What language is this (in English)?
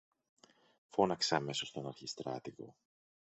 Greek